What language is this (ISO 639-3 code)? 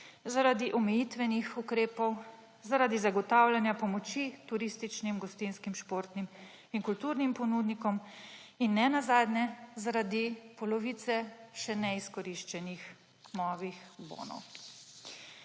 slv